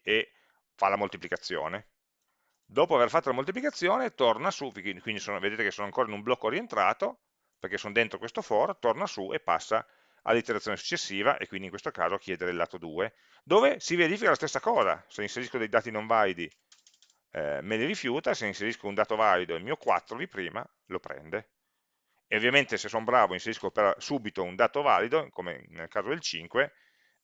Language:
Italian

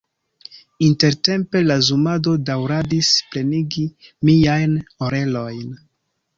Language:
Esperanto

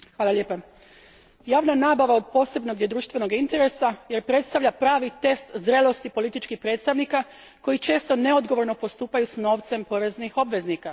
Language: Croatian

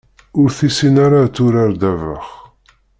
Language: Kabyle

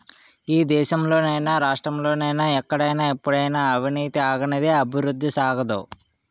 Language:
Telugu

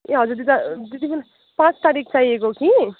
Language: Nepali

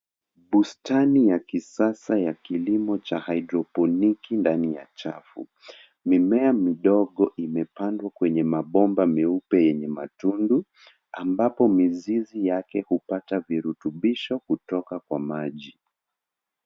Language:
Swahili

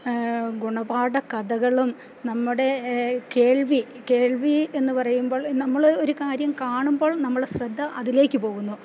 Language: Malayalam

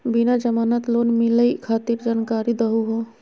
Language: Magahi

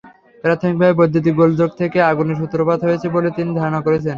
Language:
Bangla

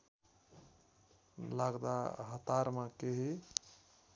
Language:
Nepali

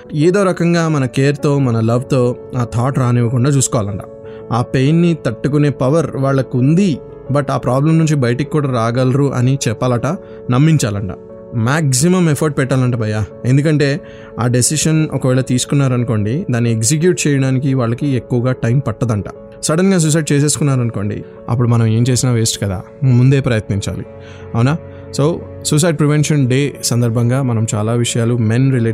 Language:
Telugu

